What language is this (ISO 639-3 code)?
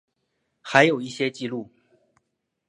zho